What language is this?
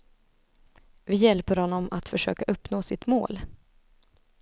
Swedish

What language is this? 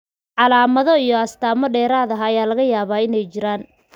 Somali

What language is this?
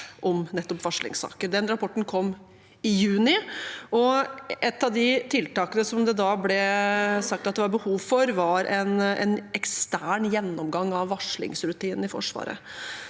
Norwegian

